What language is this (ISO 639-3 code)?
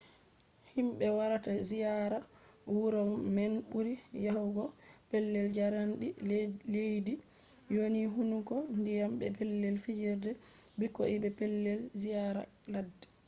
ful